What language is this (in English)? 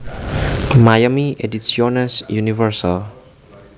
Javanese